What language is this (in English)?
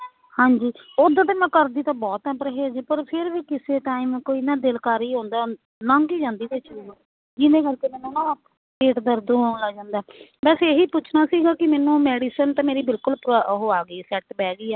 Punjabi